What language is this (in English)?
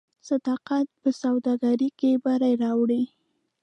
Pashto